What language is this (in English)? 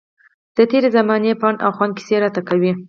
Pashto